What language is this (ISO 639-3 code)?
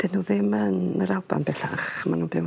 cym